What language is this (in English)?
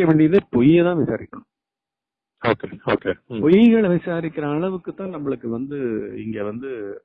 Tamil